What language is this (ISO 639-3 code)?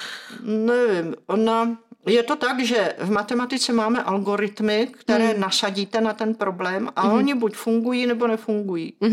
ces